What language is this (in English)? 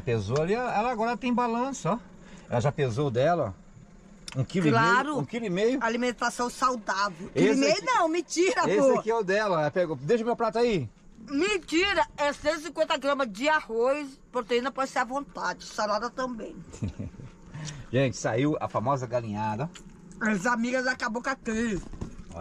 Portuguese